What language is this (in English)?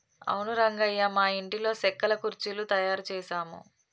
Telugu